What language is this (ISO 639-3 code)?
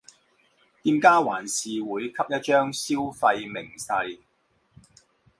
zho